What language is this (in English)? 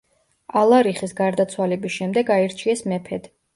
Georgian